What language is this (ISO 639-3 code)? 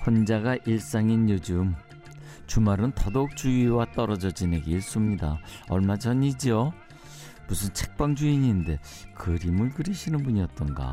kor